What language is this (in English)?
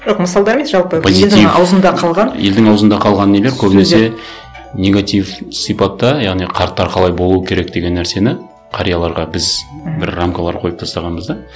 Kazakh